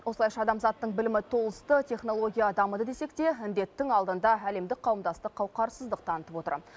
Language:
Kazakh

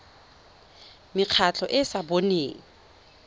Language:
Tswana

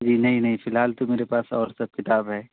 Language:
Urdu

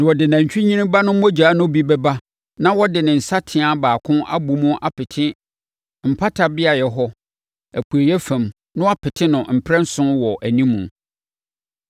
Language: Akan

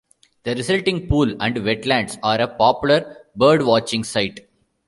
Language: English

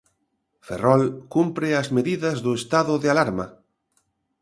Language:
Galician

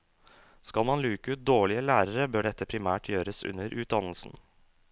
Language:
Norwegian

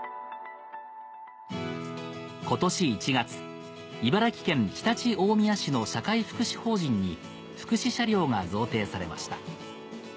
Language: Japanese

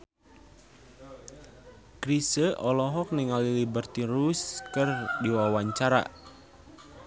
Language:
Sundanese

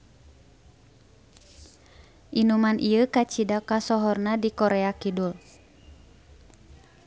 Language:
Sundanese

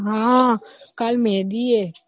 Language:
Gujarati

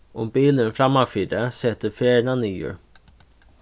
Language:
Faroese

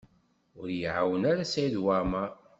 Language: Kabyle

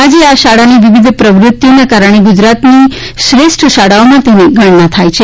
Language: Gujarati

